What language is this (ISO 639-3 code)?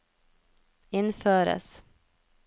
nor